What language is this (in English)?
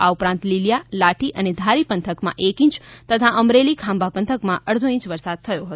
Gujarati